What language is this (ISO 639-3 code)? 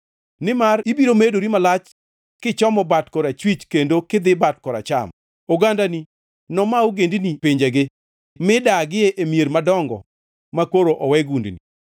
luo